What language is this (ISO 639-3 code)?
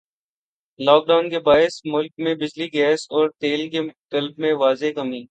urd